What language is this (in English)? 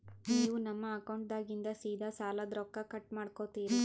Kannada